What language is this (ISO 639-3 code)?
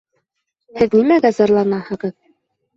bak